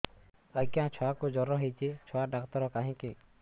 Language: Odia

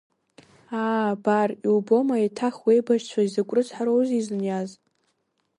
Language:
Abkhazian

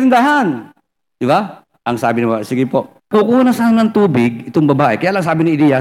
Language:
Filipino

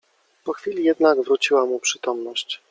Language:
Polish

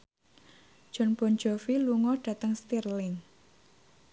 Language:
Javanese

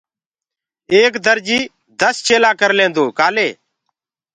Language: Gurgula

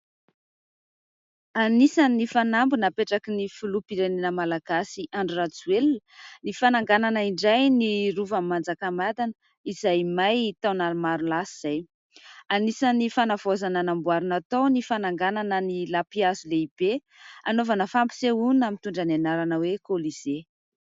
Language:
Malagasy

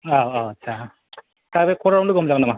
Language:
Bodo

